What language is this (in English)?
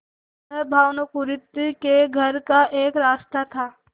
Hindi